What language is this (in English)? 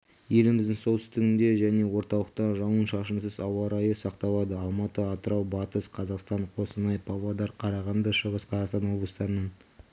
Kazakh